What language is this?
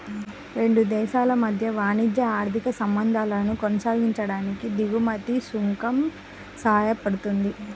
Telugu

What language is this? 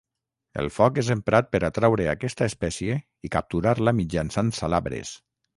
Catalan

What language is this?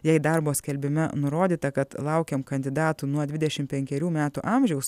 Lithuanian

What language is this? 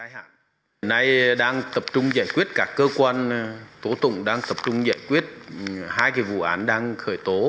Vietnamese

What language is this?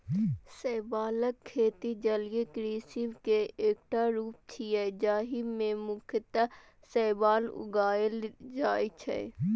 Maithili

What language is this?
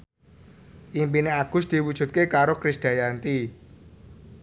Javanese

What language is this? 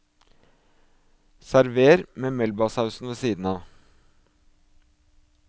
Norwegian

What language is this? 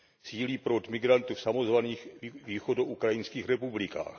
Czech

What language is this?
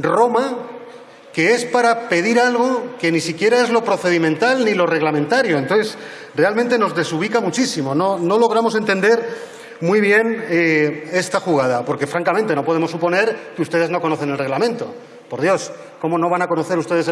Spanish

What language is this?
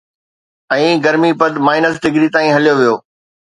Sindhi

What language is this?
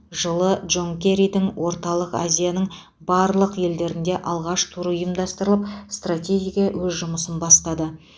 Kazakh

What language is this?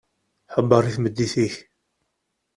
Kabyle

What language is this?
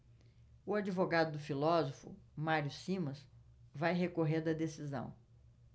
Portuguese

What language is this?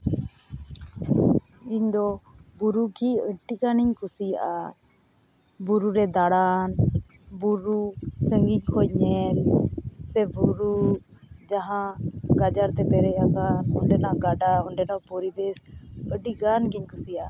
Santali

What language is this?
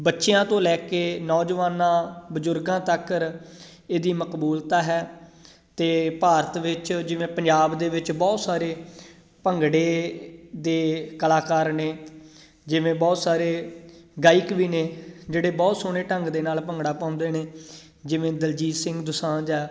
Punjabi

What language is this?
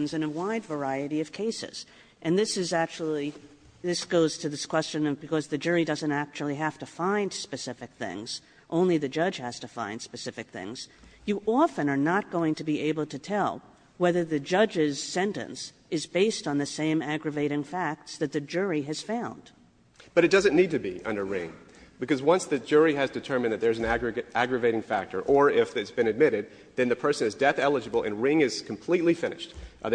English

